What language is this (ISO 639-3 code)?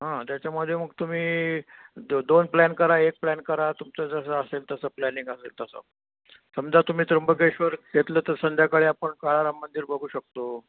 mar